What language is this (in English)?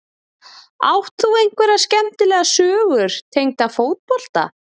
Icelandic